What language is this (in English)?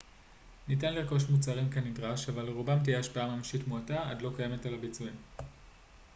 Hebrew